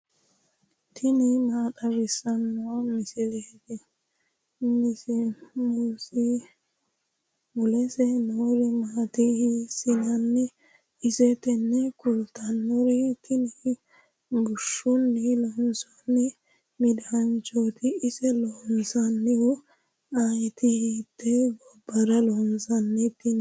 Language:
Sidamo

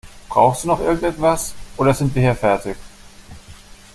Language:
German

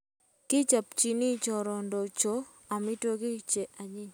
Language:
Kalenjin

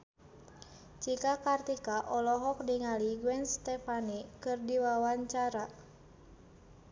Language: Sundanese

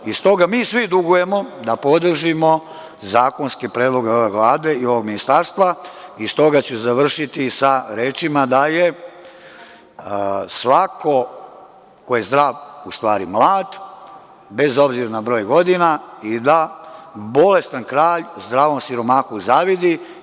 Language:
Serbian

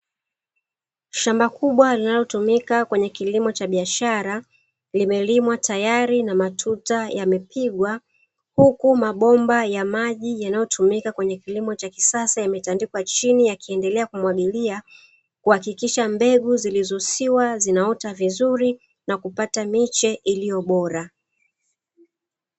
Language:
Swahili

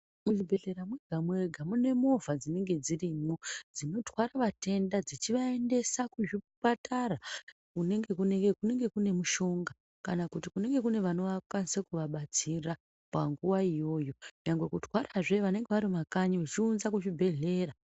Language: Ndau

